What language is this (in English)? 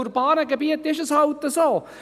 Swiss German